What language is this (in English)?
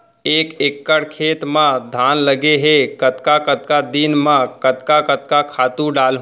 Chhattisgarhi